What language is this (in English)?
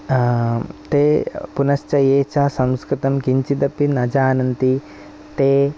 Sanskrit